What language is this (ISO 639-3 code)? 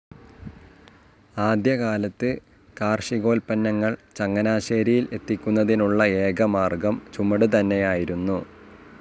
mal